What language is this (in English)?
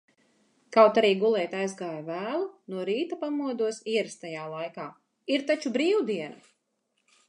Latvian